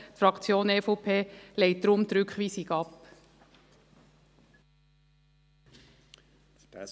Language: Swiss German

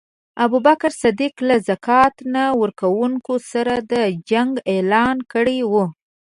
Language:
Pashto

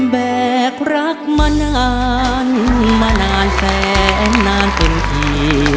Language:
Thai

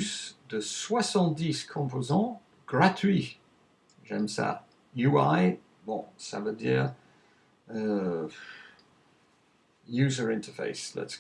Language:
French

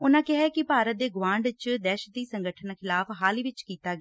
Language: Punjabi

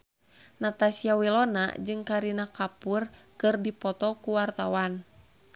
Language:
Sundanese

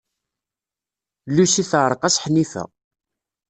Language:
Kabyle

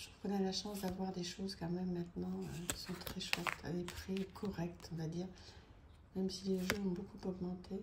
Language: French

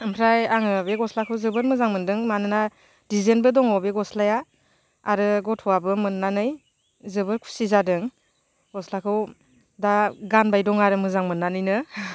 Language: Bodo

